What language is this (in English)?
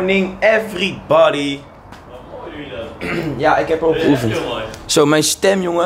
Dutch